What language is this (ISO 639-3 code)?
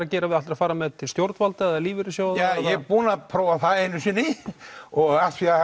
isl